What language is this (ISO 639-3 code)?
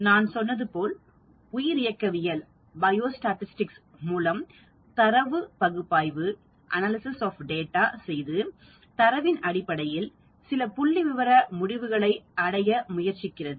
tam